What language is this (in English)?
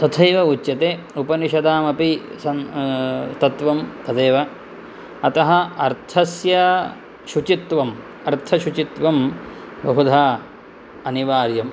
Sanskrit